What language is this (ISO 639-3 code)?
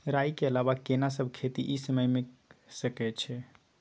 mai